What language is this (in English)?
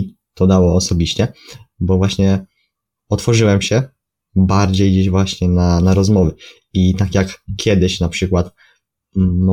Polish